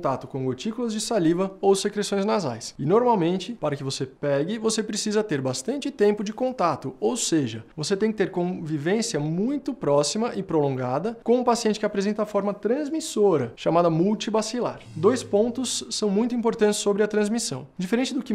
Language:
Portuguese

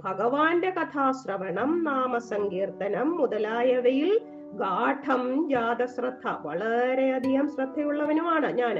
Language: Malayalam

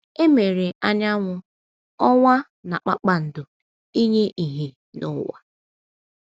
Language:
Igbo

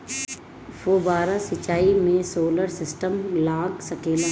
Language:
Bhojpuri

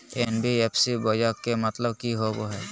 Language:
Magahi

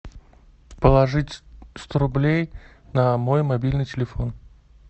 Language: Russian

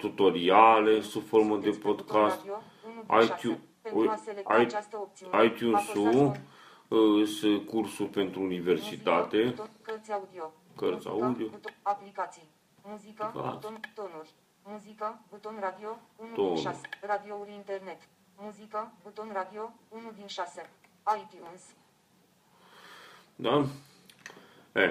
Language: Romanian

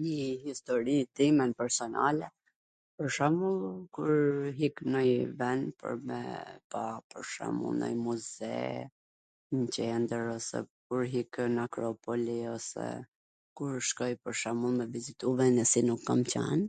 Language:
Gheg Albanian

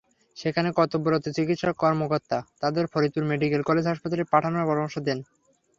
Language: Bangla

